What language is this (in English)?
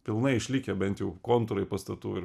Lithuanian